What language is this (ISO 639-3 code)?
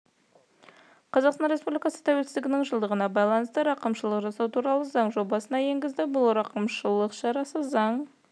kaz